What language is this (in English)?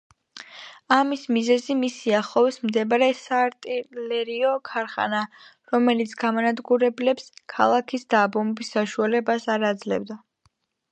Georgian